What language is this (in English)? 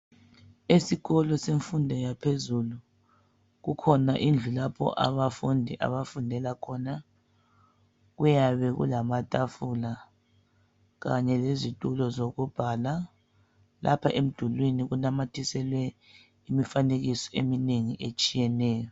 North Ndebele